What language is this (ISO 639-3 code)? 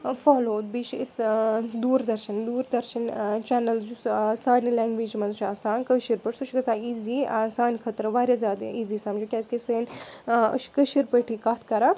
kas